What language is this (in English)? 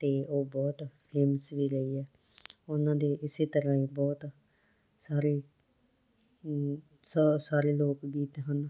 Punjabi